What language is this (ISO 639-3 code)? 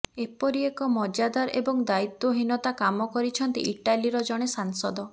ori